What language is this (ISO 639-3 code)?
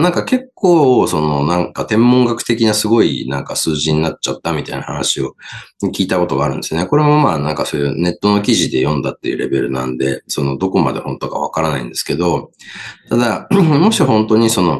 jpn